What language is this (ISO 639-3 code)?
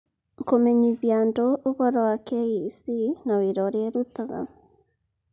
kik